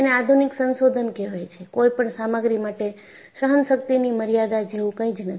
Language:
Gujarati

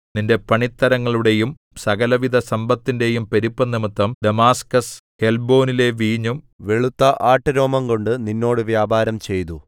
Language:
Malayalam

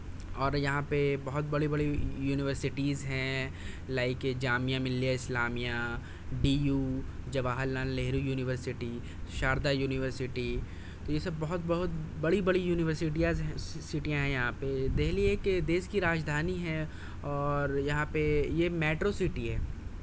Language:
Urdu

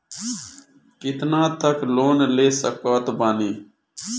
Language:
Bhojpuri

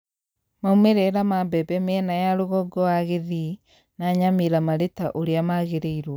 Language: Kikuyu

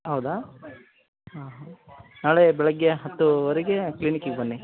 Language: Kannada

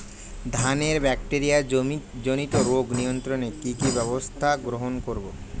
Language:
Bangla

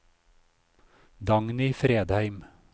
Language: Norwegian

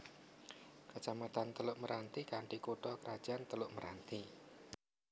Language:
Javanese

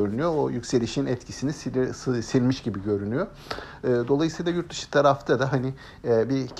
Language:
Turkish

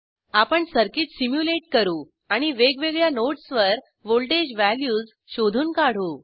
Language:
Marathi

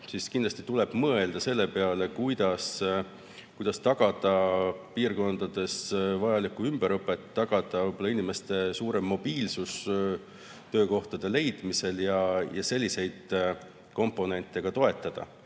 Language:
Estonian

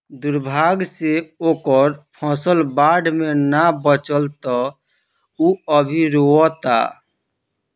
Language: Bhojpuri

